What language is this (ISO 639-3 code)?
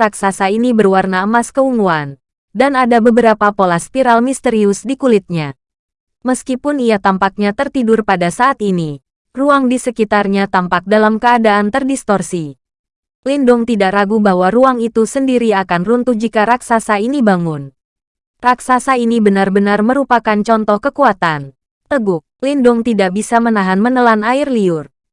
ind